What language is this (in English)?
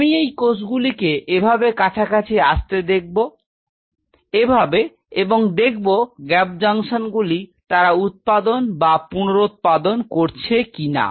Bangla